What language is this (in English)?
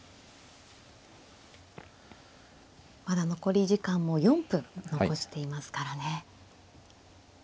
Japanese